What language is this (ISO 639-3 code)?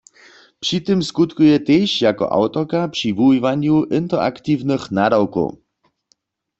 hsb